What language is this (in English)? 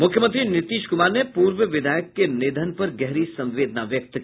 Hindi